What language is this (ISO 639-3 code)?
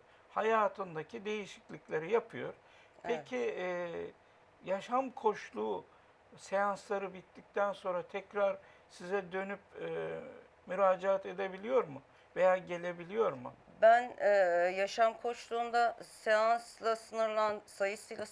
tur